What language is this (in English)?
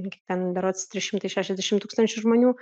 Lithuanian